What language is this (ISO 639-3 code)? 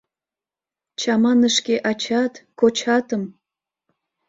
chm